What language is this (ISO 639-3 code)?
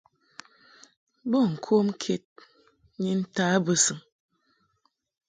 mhk